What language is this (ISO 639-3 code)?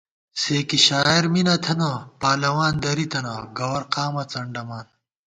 gwt